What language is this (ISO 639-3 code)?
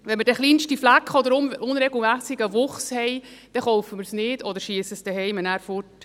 gsw